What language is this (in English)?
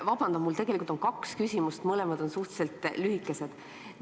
Estonian